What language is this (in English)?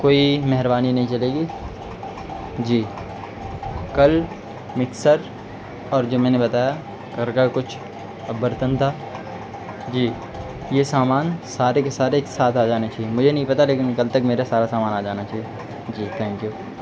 Urdu